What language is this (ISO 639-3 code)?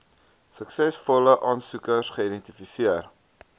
afr